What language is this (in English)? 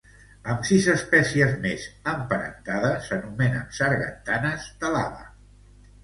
Catalan